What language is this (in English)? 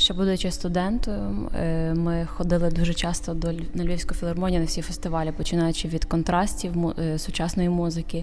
Ukrainian